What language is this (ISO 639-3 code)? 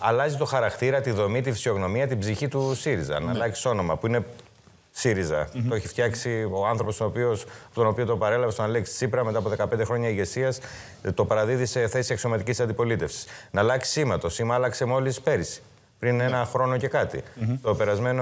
ell